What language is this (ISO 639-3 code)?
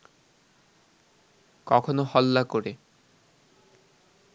ben